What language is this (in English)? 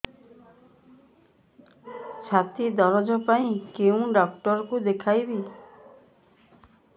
Odia